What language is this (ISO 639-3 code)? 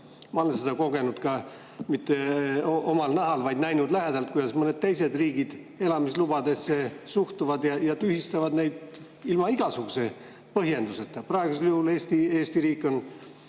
est